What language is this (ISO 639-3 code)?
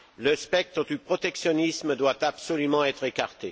fra